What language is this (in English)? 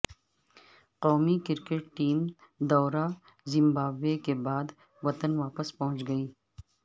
Urdu